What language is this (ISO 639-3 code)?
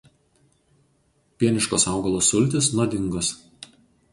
lit